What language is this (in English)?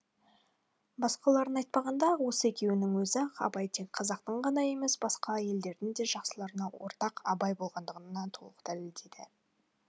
Kazakh